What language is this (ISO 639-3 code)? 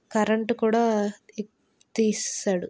tel